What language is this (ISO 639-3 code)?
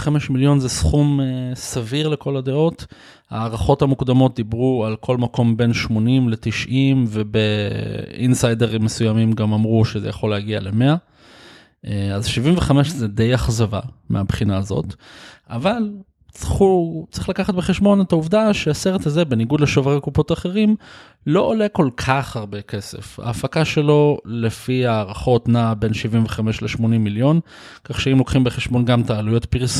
heb